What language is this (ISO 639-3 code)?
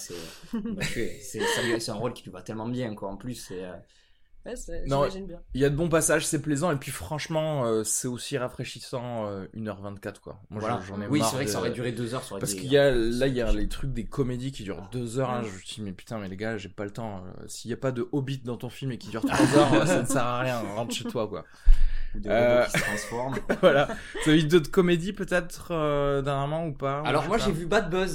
fra